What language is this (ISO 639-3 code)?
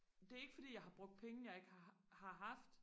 dan